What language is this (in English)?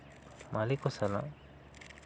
Santali